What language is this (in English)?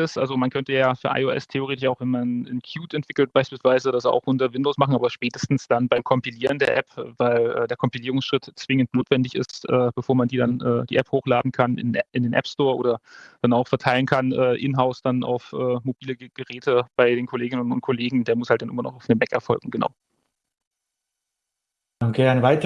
German